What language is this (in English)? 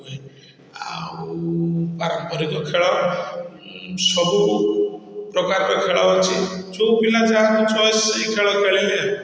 Odia